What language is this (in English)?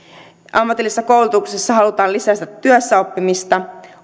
Finnish